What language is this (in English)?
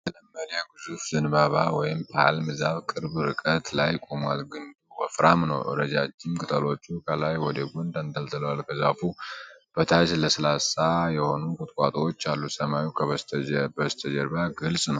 Amharic